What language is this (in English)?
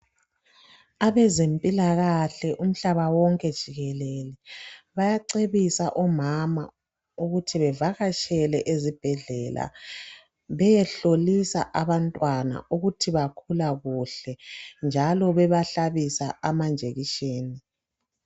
North Ndebele